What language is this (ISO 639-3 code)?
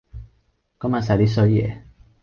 yue